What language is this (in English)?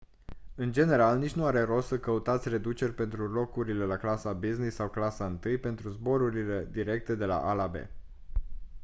Romanian